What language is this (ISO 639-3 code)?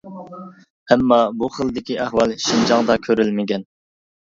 uig